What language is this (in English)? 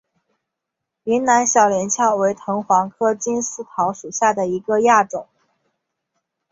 Chinese